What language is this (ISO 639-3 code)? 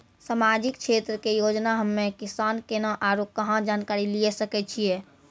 mai